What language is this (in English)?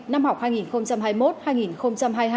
Vietnamese